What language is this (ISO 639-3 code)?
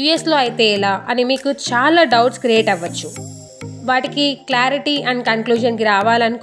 eng